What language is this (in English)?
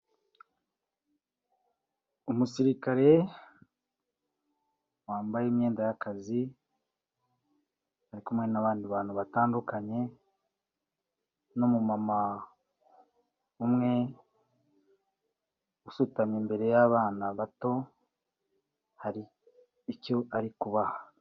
Kinyarwanda